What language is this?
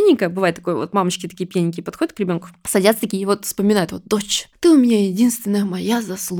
Russian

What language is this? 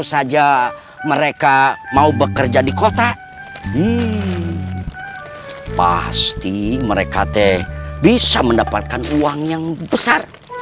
Indonesian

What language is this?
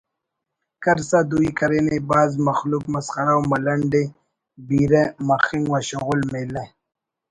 Brahui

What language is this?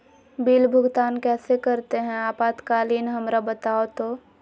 Magahi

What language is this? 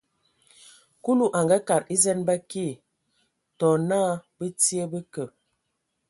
Ewondo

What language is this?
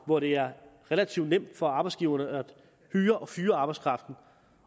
Danish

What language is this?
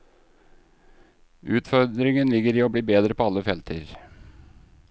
Norwegian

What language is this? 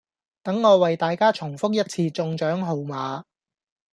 Cantonese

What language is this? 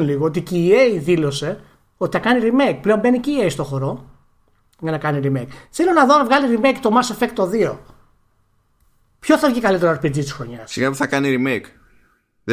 Greek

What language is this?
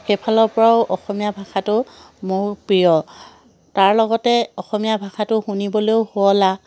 Assamese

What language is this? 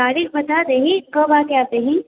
Maithili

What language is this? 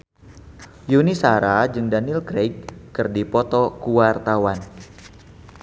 Sundanese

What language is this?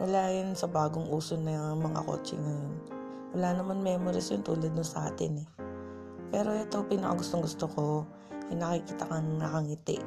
Filipino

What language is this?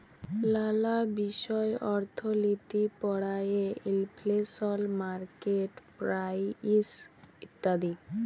Bangla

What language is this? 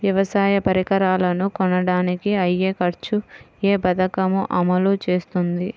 Telugu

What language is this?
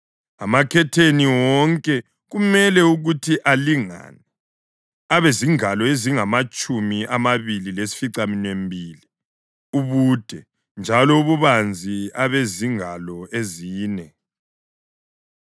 North Ndebele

